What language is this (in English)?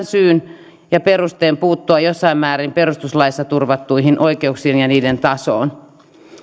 Finnish